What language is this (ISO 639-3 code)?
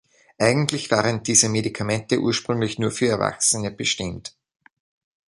deu